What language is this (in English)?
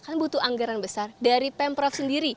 Indonesian